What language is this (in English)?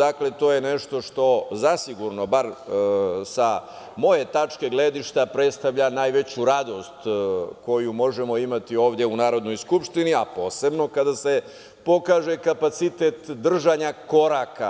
Serbian